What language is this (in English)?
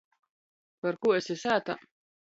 Latgalian